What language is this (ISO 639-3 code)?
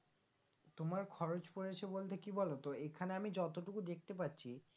ben